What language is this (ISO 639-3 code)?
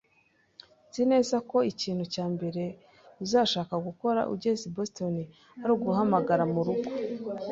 kin